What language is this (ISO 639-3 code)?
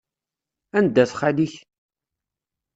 kab